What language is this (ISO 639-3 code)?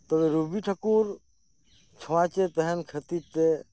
sat